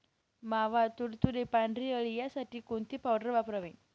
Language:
Marathi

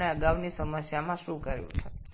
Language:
Bangla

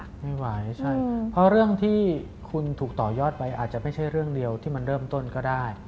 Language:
Thai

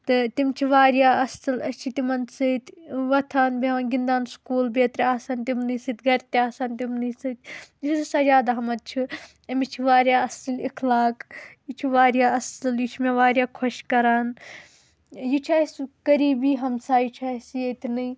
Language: Kashmiri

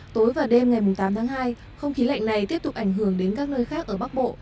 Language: Vietnamese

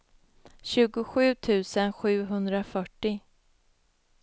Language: Swedish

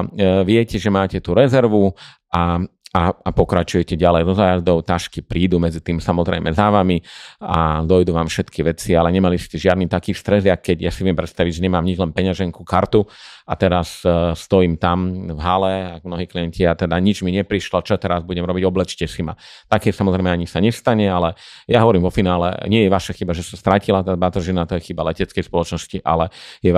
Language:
Slovak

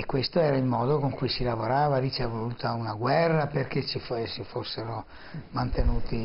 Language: Italian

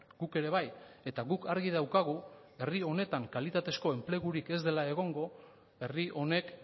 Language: Basque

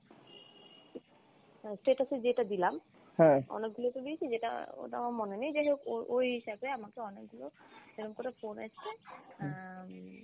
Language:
Bangla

